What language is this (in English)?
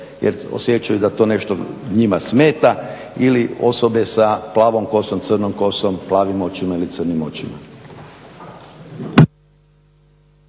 Croatian